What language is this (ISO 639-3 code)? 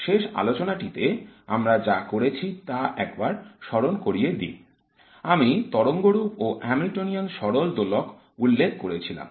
ben